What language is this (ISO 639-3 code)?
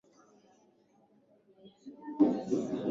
swa